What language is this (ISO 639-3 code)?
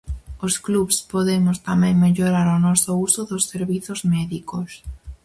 glg